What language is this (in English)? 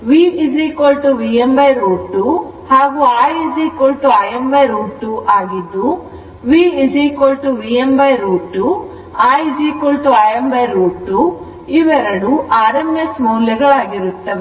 Kannada